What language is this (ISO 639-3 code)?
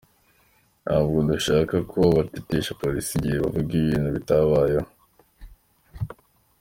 kin